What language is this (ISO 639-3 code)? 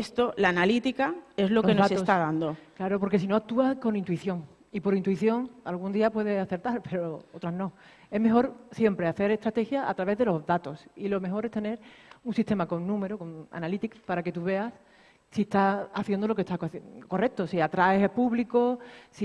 spa